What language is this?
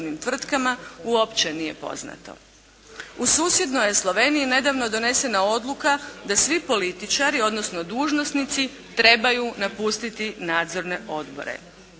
Croatian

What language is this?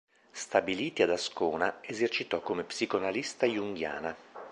Italian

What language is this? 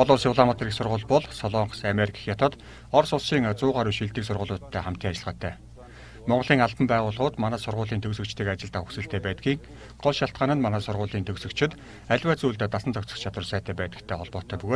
Korean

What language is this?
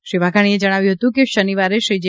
Gujarati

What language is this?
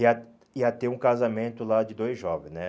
Portuguese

